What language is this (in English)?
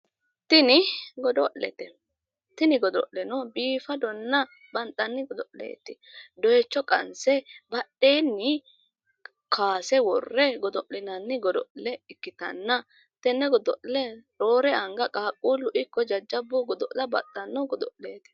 Sidamo